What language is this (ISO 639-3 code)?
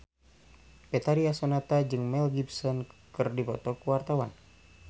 sun